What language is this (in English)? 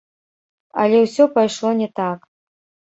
Belarusian